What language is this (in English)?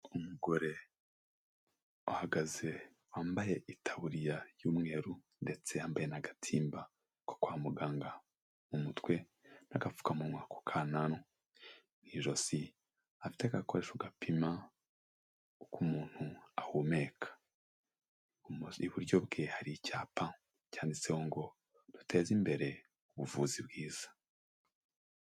Kinyarwanda